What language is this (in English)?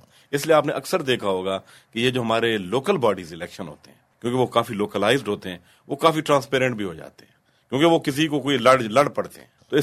Urdu